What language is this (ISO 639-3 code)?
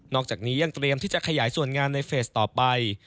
tha